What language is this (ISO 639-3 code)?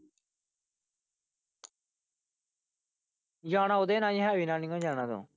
pan